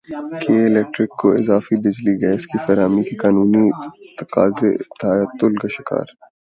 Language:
Urdu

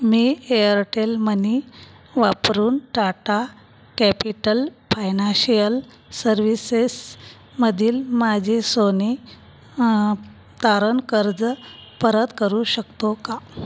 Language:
Marathi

